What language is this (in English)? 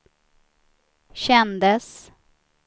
Swedish